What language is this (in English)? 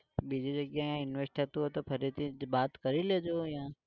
Gujarati